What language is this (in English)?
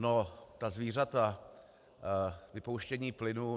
Czech